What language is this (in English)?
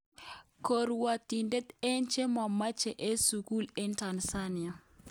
Kalenjin